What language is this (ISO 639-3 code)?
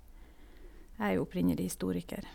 nor